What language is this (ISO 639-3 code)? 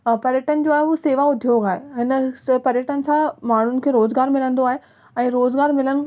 snd